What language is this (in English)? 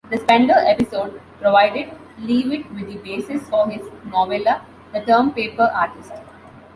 English